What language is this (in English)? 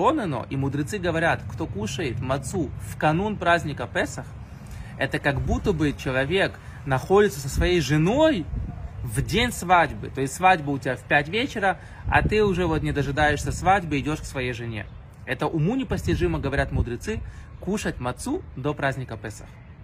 Russian